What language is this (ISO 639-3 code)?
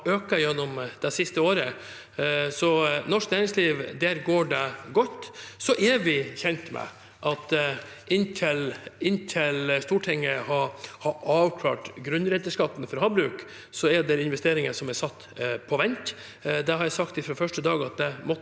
nor